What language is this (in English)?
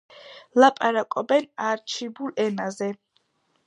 Georgian